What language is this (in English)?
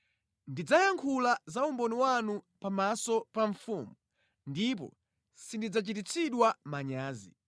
Nyanja